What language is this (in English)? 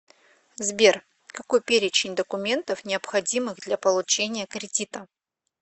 Russian